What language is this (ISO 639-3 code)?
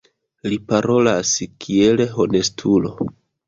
epo